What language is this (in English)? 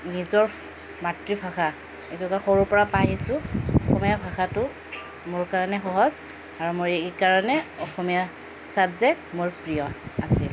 Assamese